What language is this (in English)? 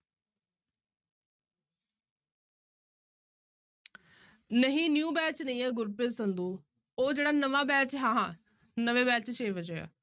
Punjabi